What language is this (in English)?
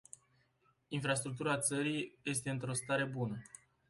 Romanian